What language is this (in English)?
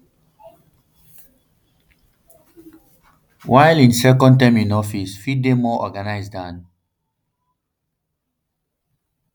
Nigerian Pidgin